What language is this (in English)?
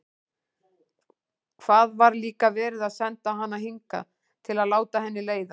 Icelandic